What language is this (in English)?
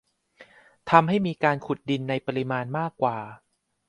Thai